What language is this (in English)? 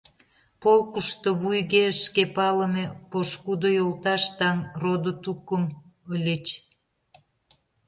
Mari